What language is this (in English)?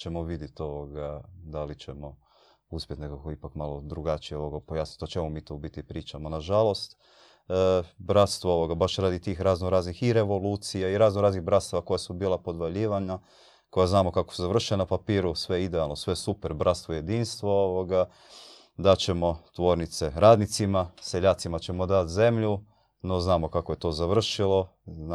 Croatian